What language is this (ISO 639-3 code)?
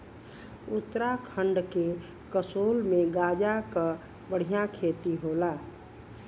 bho